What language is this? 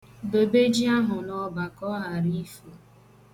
Igbo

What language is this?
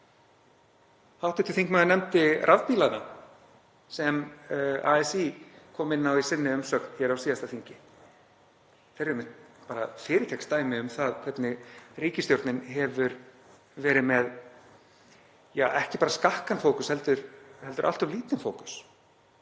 Icelandic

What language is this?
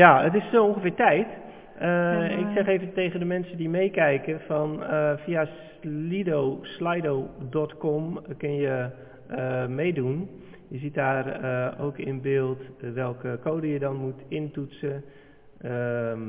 Dutch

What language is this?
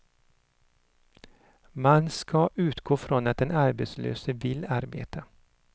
Swedish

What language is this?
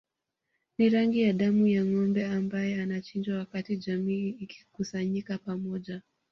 Swahili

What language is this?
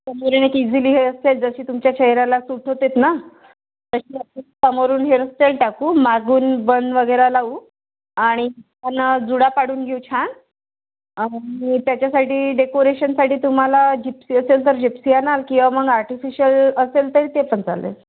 Marathi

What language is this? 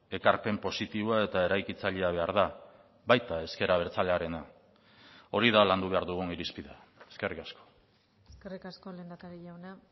Basque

